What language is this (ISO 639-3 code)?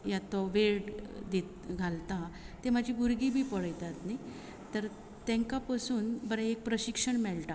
kok